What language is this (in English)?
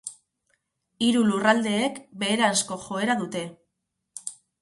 Basque